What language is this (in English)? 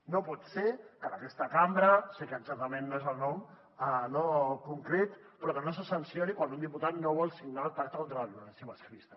Catalan